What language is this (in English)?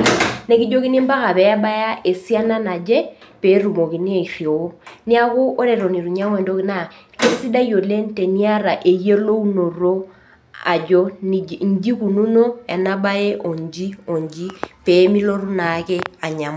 Masai